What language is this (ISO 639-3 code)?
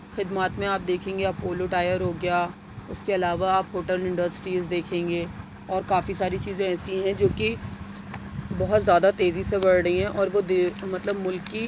urd